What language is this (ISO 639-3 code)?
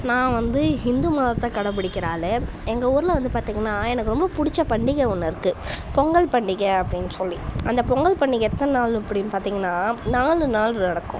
tam